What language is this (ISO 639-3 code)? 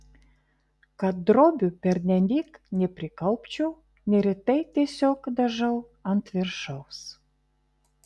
lit